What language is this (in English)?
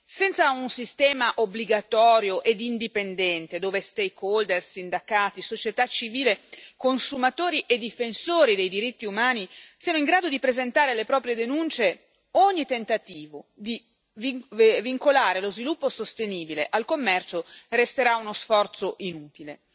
Italian